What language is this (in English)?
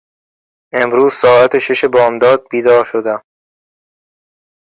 Persian